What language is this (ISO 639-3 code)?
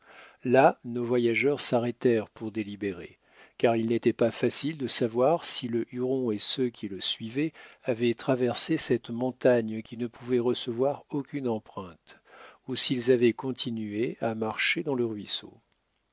fra